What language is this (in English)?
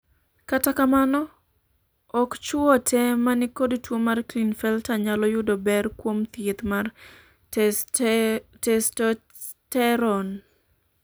Luo (Kenya and Tanzania)